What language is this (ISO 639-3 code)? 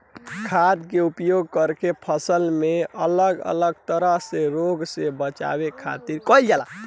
bho